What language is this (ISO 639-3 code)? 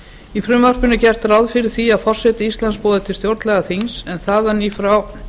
isl